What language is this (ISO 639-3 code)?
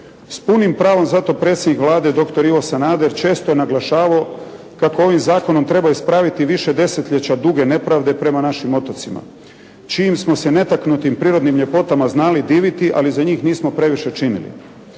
hrv